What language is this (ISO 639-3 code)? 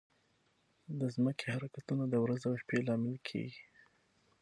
pus